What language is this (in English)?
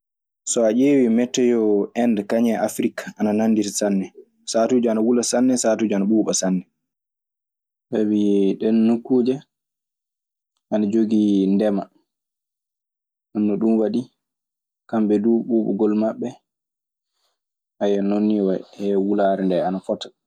Maasina Fulfulde